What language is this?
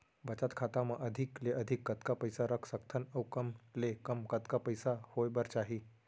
Chhattisgarhi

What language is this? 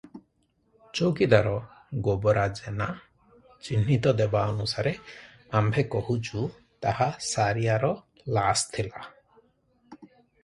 Odia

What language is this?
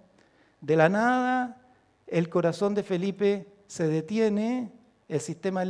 Spanish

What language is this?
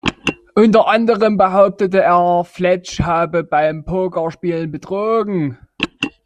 German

